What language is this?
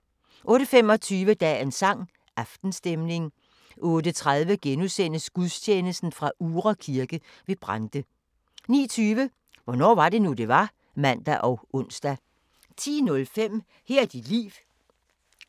Danish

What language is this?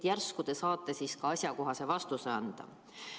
Estonian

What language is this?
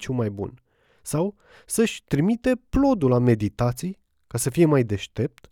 Romanian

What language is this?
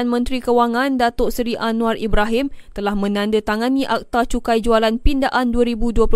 Malay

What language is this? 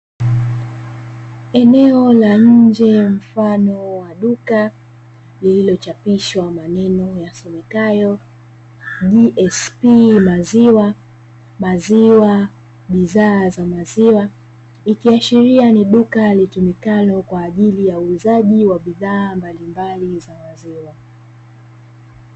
Swahili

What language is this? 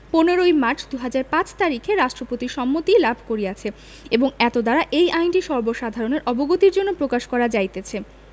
Bangla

